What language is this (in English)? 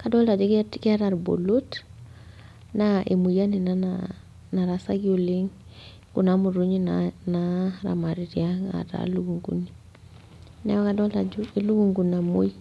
Masai